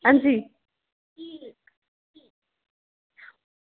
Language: Dogri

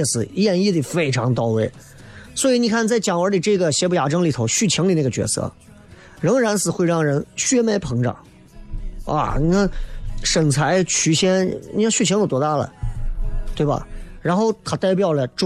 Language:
Chinese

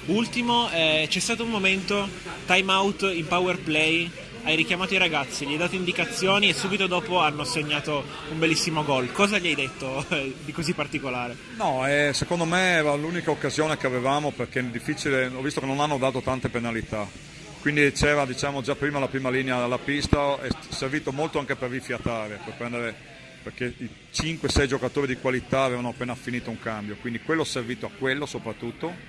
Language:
Italian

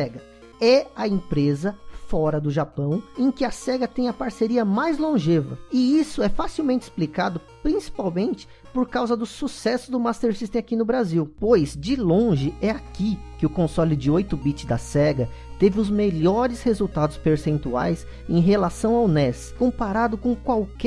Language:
Portuguese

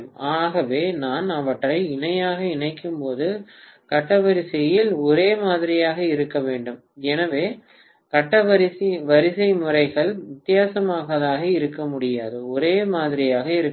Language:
Tamil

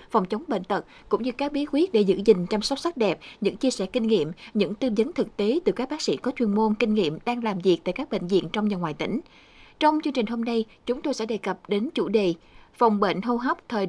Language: Vietnamese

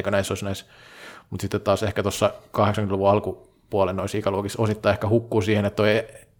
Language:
Finnish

